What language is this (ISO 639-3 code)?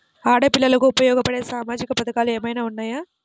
tel